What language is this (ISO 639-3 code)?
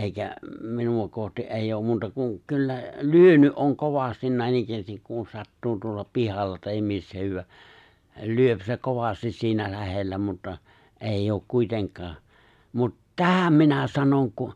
fin